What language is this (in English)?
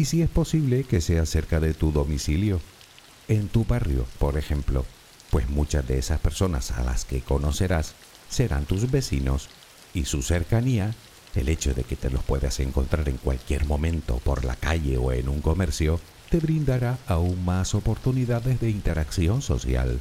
Spanish